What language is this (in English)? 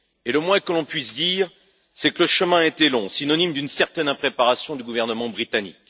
French